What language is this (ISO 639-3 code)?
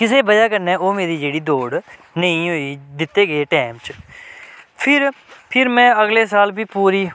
doi